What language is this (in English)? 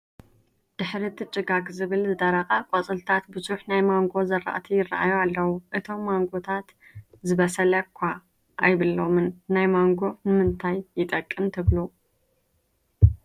Tigrinya